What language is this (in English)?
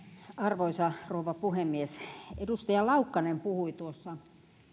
Finnish